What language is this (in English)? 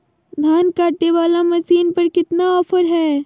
Magahi